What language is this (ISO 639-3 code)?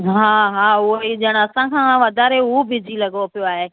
snd